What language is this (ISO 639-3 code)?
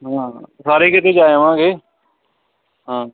pan